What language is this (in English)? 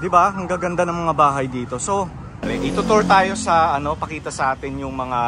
Filipino